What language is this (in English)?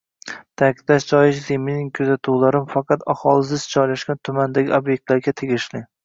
Uzbek